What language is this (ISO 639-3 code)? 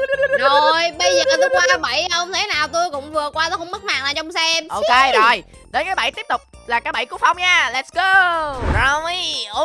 vie